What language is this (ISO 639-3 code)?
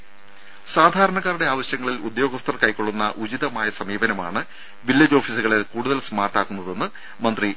mal